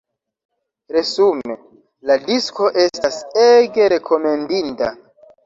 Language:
Esperanto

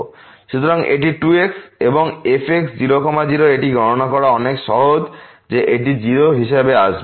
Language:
Bangla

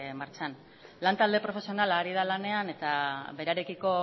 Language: Basque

